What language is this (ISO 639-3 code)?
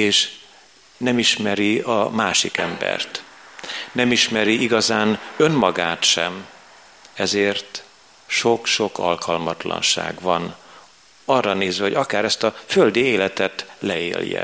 hun